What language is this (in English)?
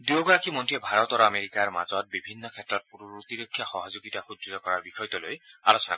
Assamese